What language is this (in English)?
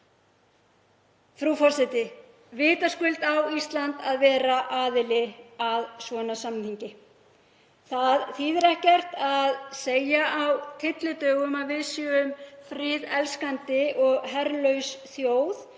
Icelandic